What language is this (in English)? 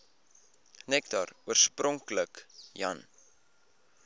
Afrikaans